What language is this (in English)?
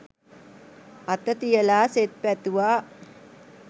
Sinhala